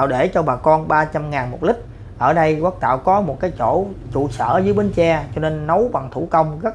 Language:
Vietnamese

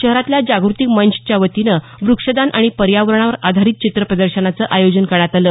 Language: Marathi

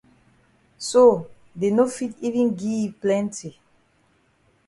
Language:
Cameroon Pidgin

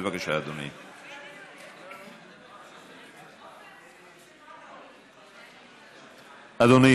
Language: Hebrew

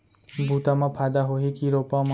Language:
Chhattisgarhi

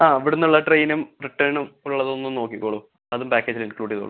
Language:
Malayalam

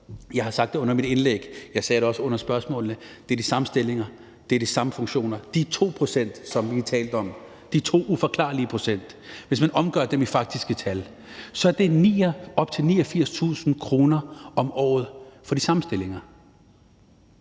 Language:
Danish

